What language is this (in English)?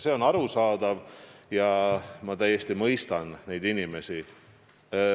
Estonian